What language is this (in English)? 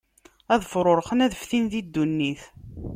Kabyle